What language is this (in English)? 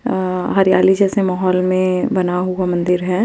Hindi